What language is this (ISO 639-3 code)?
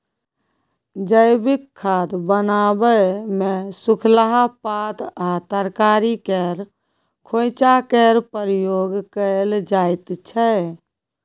mai